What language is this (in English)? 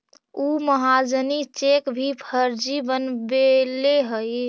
Magahi